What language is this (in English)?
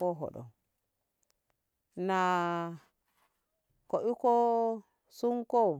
Ngamo